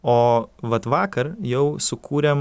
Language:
Lithuanian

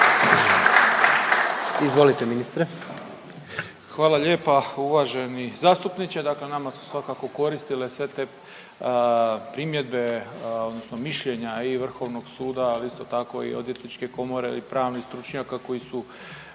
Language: Croatian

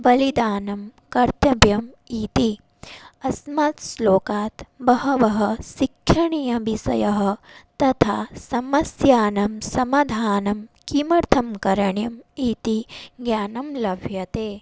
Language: Sanskrit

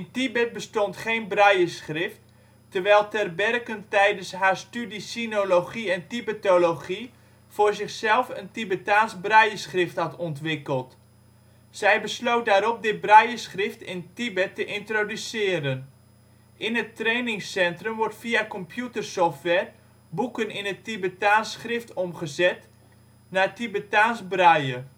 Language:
Dutch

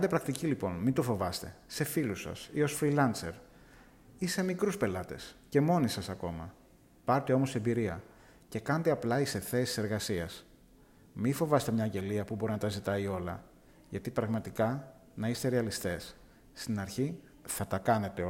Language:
Greek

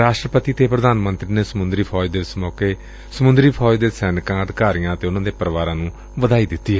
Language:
Punjabi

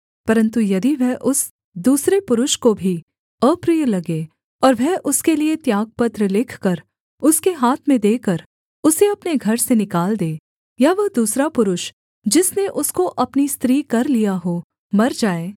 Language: Hindi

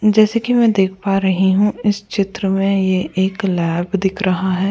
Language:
Hindi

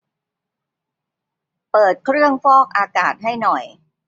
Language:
Thai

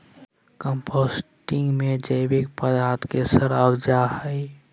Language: Magahi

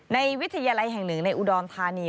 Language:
Thai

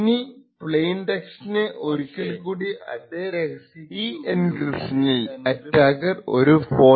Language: Malayalam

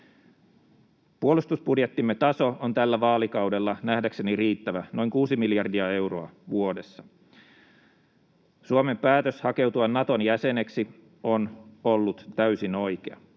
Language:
Finnish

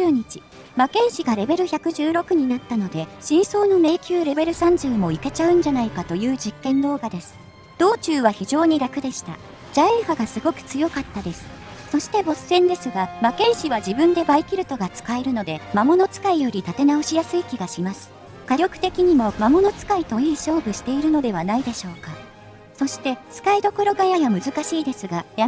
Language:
Japanese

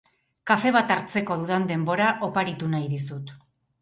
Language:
Basque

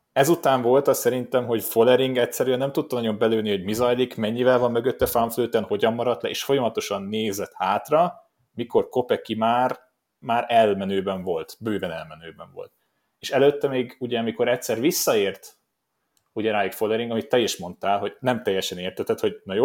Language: Hungarian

